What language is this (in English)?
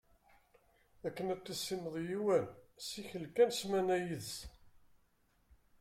Kabyle